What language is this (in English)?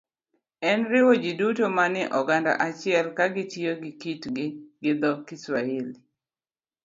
Luo (Kenya and Tanzania)